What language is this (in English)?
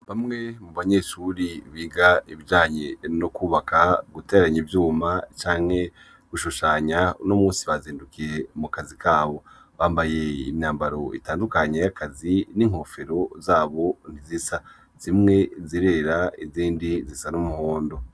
Rundi